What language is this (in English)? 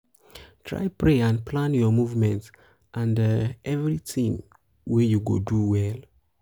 Nigerian Pidgin